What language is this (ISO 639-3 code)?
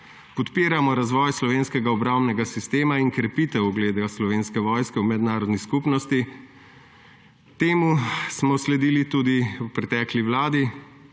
slv